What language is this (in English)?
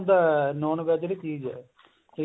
Punjabi